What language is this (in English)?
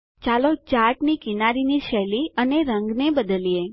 Gujarati